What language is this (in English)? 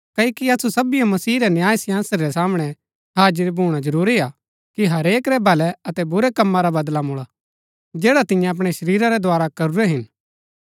Gaddi